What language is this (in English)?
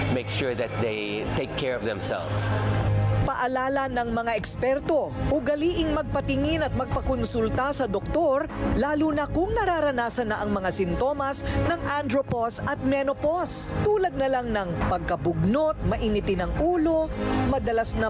Filipino